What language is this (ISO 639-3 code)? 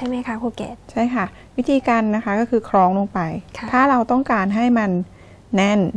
tha